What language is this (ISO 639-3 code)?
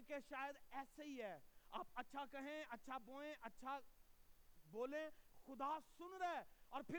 urd